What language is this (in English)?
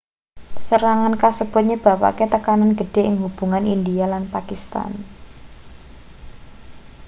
Javanese